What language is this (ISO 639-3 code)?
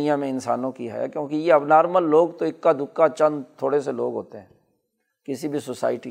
urd